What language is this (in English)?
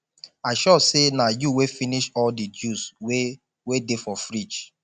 Nigerian Pidgin